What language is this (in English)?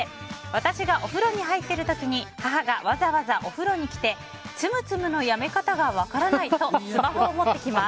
Japanese